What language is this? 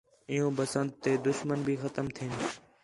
Khetrani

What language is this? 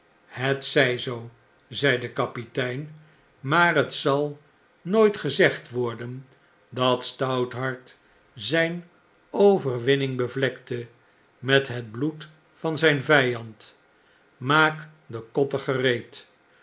Dutch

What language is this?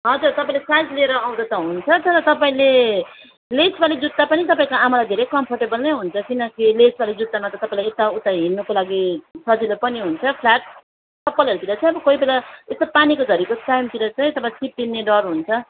Nepali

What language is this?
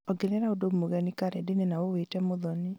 Kikuyu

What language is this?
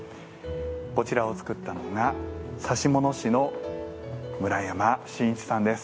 Japanese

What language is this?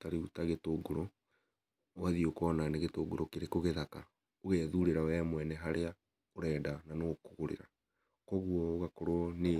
Kikuyu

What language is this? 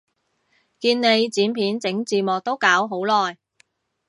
Cantonese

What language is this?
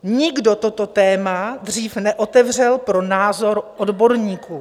Czech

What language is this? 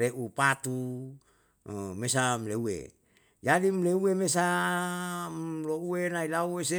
Yalahatan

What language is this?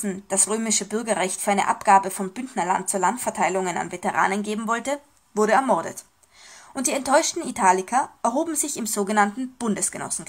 German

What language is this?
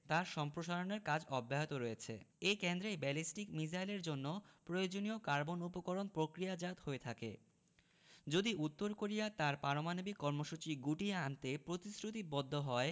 Bangla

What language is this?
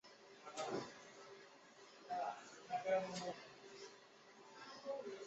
Chinese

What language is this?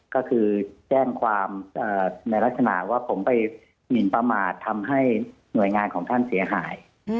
Thai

